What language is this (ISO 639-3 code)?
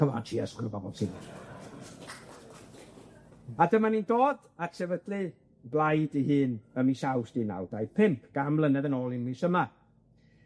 cym